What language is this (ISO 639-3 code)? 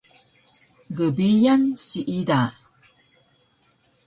trv